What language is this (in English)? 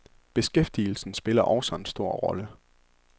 Danish